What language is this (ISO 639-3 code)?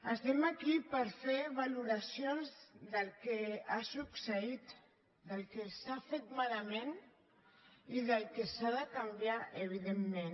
cat